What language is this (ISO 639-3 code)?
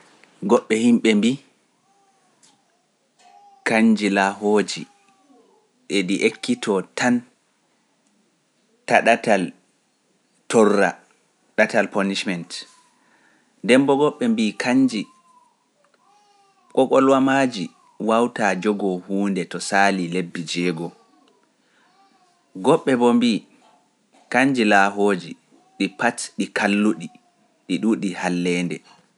fuf